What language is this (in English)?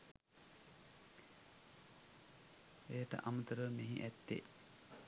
Sinhala